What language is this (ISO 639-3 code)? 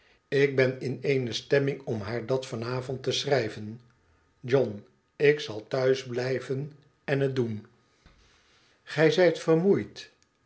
nld